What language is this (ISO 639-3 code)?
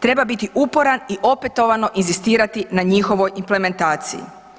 hrv